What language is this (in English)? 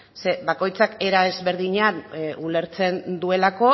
Basque